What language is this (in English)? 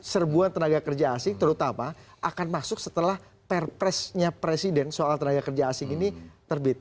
Indonesian